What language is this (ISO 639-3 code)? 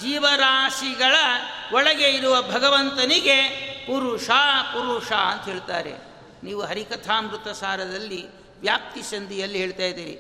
kan